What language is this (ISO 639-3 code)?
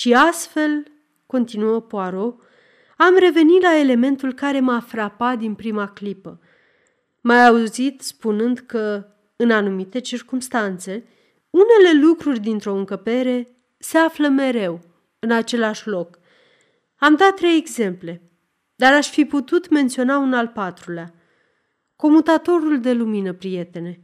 ron